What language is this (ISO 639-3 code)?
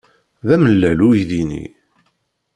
kab